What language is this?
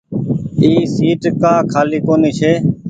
Goaria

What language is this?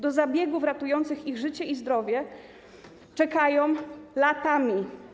Polish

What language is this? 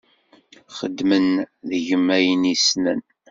Kabyle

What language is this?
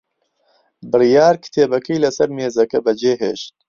Central Kurdish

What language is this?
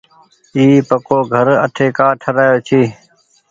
Goaria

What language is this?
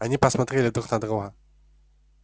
Russian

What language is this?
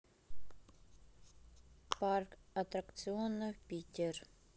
Russian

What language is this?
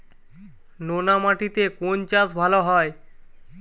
Bangla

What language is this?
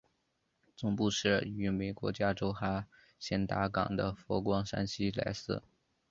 Chinese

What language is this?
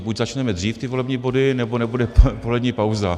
Czech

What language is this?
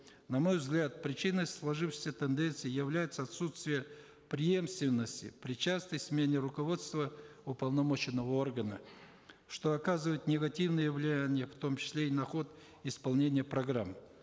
Kazakh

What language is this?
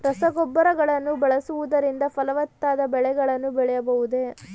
Kannada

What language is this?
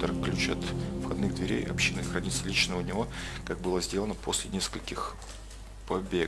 Russian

